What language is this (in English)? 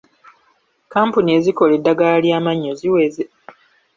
Ganda